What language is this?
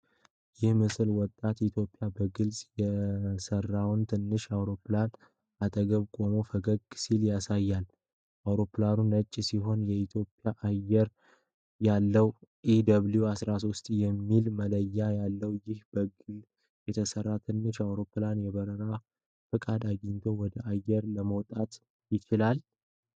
Amharic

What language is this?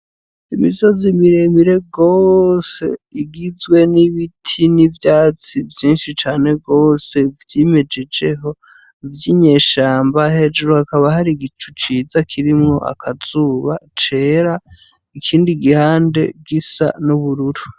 Rundi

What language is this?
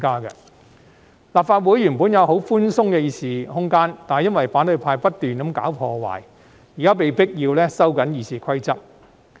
Cantonese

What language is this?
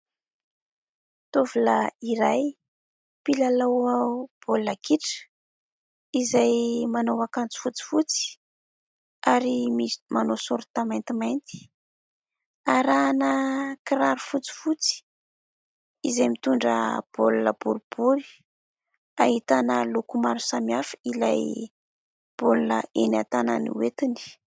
Malagasy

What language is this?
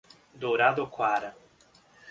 Portuguese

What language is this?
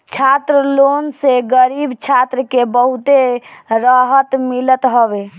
Bhojpuri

